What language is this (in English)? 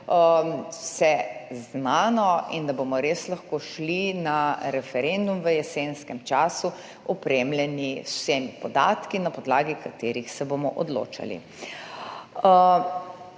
Slovenian